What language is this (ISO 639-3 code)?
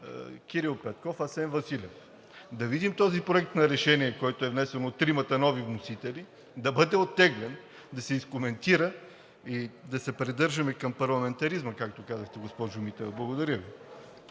bul